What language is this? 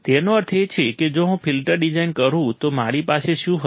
Gujarati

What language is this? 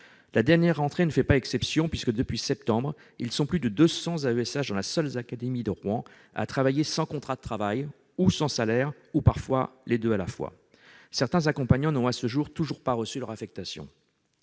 French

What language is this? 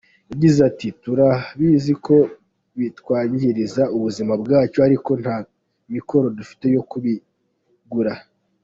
Kinyarwanda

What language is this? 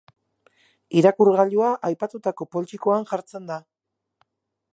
Basque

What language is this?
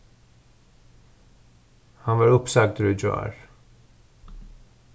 Faroese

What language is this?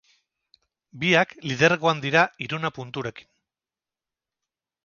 Basque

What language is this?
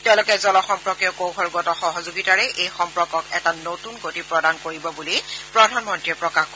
Assamese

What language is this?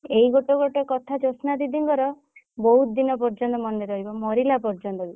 Odia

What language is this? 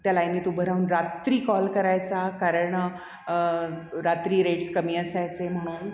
Marathi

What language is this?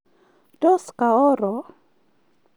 Kalenjin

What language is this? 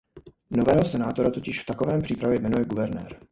Czech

